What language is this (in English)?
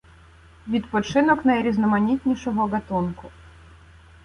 Ukrainian